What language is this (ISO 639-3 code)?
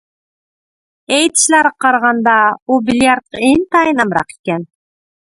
uig